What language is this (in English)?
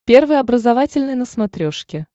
Russian